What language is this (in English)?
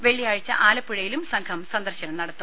Malayalam